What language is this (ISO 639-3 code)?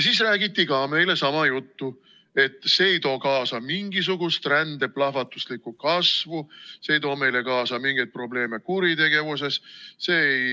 est